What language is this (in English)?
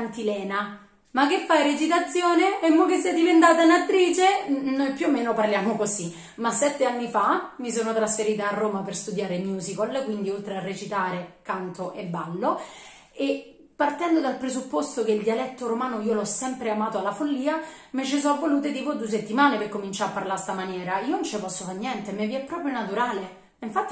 Italian